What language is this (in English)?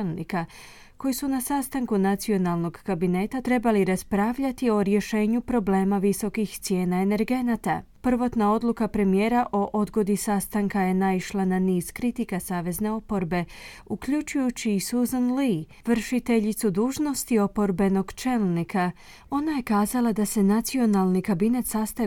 Croatian